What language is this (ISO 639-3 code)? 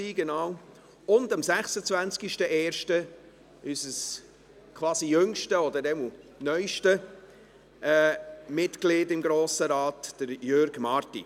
gsw